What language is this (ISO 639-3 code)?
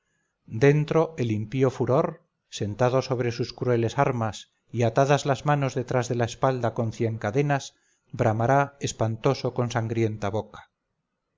spa